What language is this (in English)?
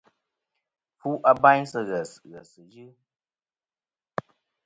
Kom